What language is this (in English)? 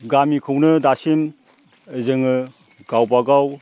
Bodo